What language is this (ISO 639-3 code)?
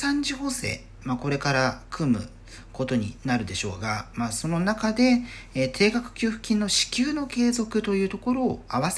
jpn